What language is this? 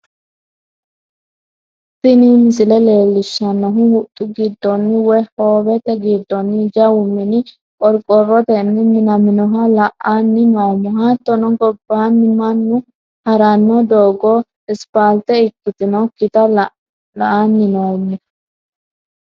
Sidamo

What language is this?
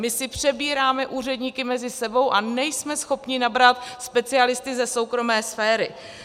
Czech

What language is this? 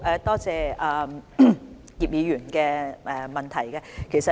Cantonese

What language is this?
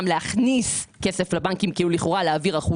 Hebrew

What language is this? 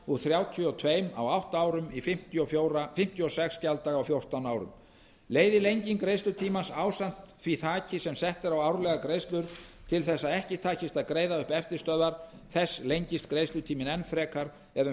Icelandic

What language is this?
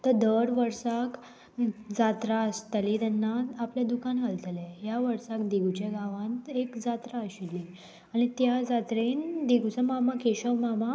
Konkani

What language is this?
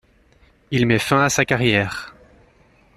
French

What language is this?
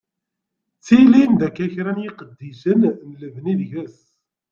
Kabyle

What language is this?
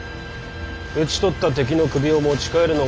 Japanese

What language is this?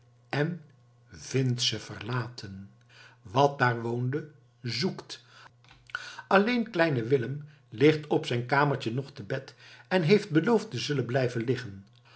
Dutch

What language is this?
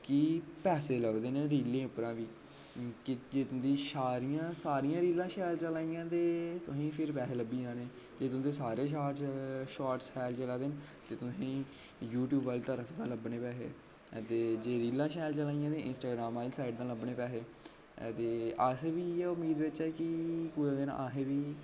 Dogri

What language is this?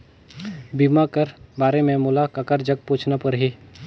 Chhattisgarhi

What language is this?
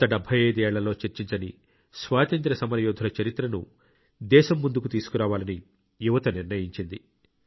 Telugu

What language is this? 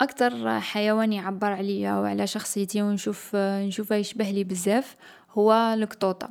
Algerian Arabic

